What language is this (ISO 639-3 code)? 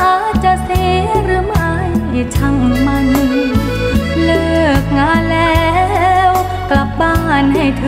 tha